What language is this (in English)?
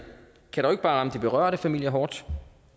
Danish